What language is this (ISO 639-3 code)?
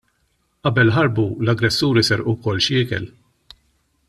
mlt